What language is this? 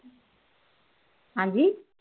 Punjabi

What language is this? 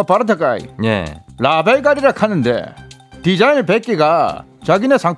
Korean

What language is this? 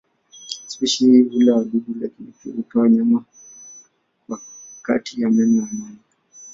Swahili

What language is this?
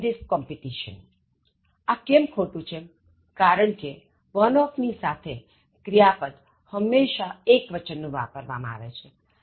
Gujarati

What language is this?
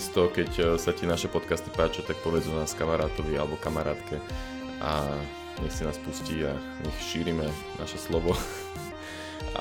Slovak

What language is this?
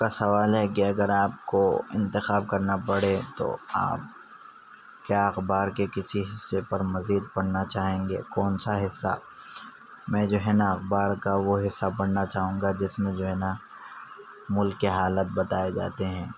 Urdu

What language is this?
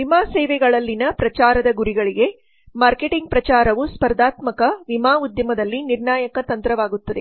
Kannada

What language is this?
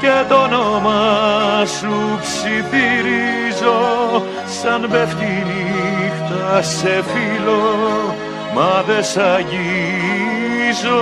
Greek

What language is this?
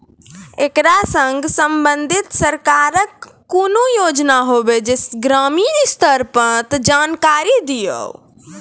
Maithili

